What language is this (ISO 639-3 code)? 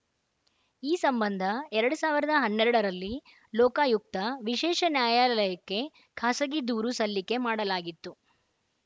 kan